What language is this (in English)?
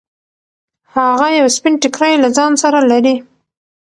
Pashto